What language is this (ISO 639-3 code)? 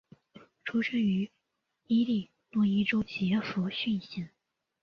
zho